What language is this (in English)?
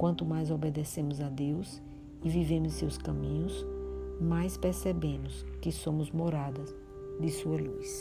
Portuguese